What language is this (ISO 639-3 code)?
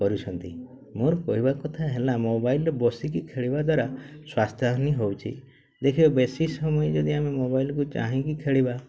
ori